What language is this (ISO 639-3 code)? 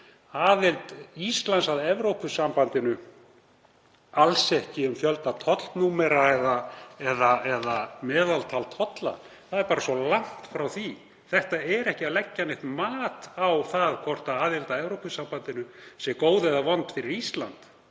isl